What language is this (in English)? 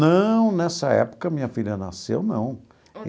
Portuguese